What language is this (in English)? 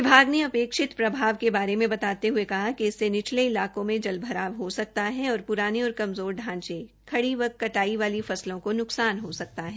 Hindi